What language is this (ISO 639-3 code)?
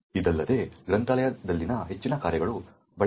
kan